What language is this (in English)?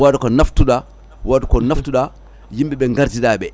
Fula